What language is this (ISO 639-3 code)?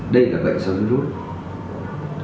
vie